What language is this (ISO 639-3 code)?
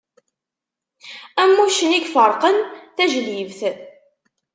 kab